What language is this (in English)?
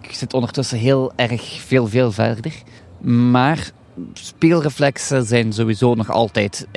Dutch